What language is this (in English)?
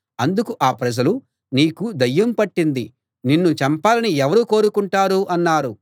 Telugu